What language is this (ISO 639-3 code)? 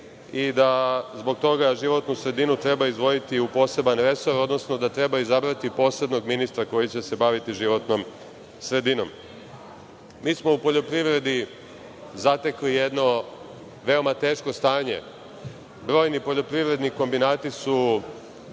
srp